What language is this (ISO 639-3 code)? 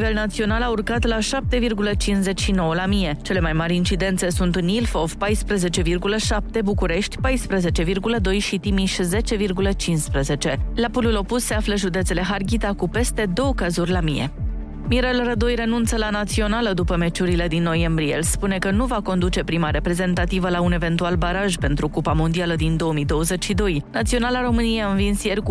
ron